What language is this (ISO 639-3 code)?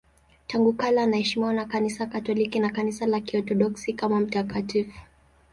swa